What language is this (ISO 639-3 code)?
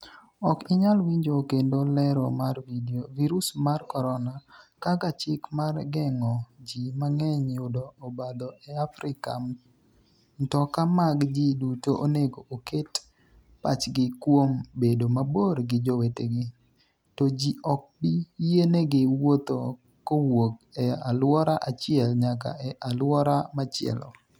luo